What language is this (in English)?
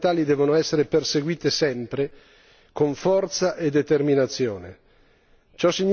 Italian